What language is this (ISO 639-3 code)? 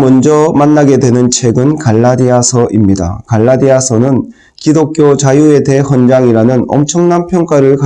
kor